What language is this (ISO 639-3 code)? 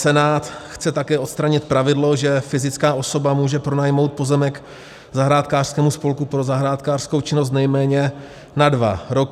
ces